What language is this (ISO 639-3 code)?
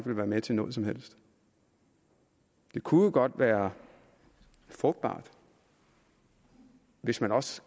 dan